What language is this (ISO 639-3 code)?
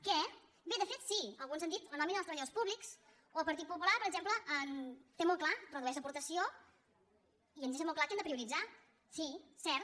cat